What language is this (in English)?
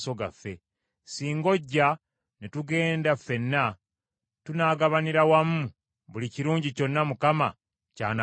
Ganda